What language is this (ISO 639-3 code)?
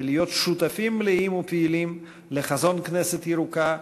heb